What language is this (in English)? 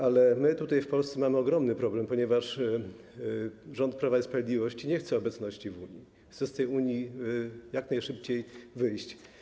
Polish